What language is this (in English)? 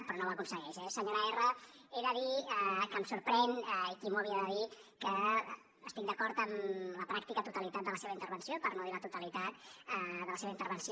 Catalan